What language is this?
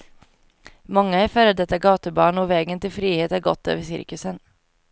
Swedish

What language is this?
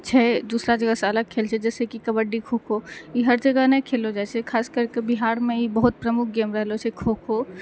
Maithili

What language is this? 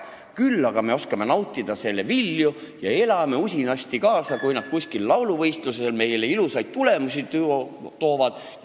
Estonian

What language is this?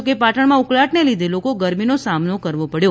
Gujarati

